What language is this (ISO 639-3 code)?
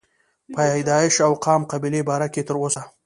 pus